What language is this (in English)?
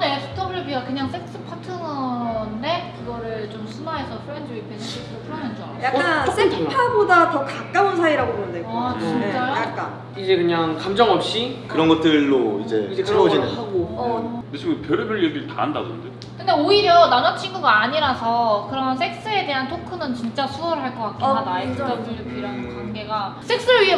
Korean